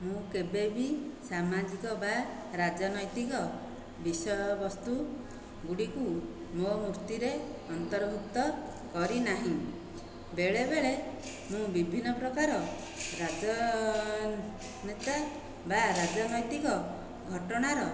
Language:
Odia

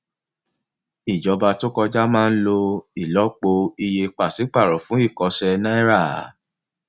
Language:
Yoruba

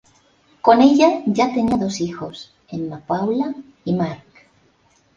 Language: Spanish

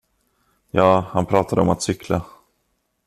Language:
Swedish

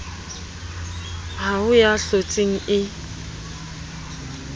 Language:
Southern Sotho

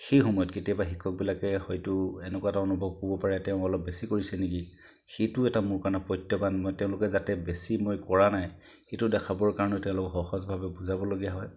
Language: Assamese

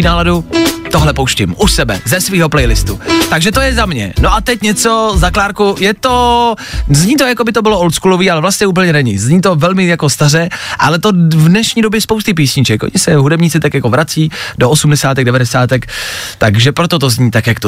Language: Czech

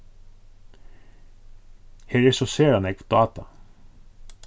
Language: Faroese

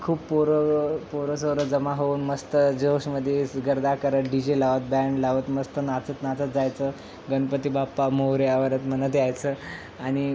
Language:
Marathi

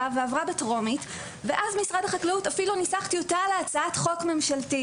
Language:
Hebrew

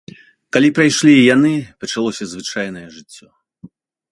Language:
Belarusian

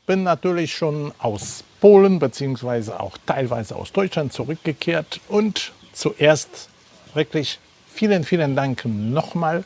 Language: German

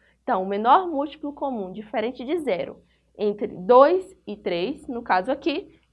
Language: Portuguese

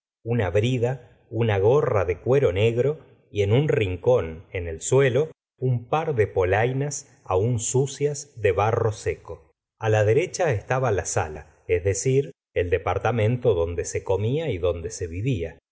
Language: Spanish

